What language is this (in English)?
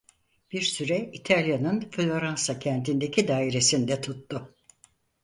Turkish